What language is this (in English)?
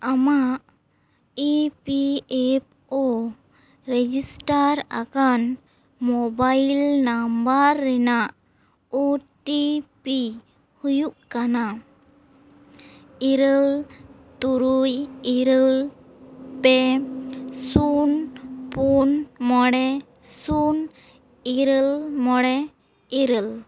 Santali